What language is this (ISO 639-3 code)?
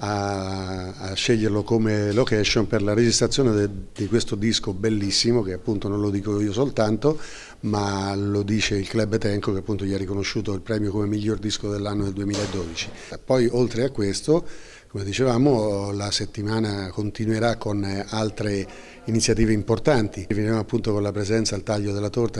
ita